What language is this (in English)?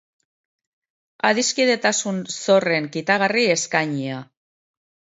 Basque